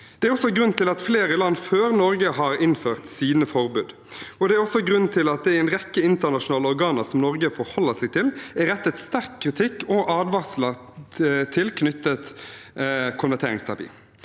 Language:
Norwegian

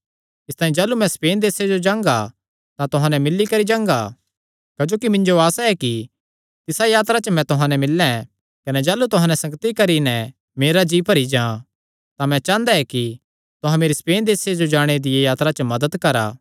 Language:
Kangri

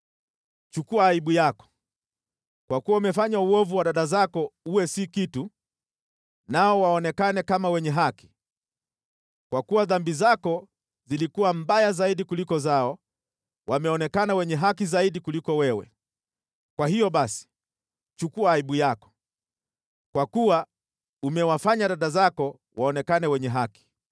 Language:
Swahili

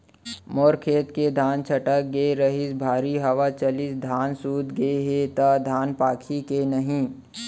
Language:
Chhattisgarhi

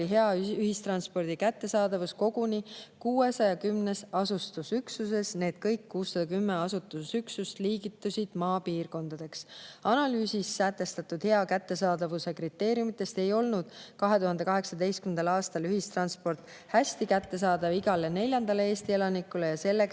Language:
Estonian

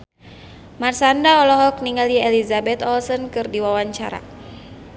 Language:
Sundanese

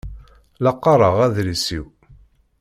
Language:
Kabyle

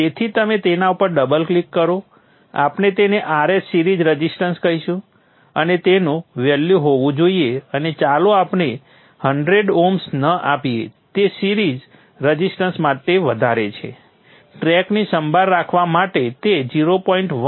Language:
Gujarati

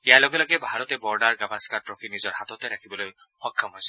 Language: Assamese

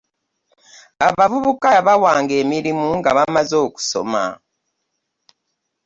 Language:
Ganda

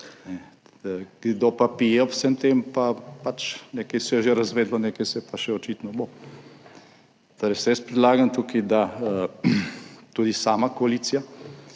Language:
Slovenian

